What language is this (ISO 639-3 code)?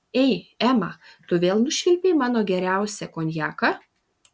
lit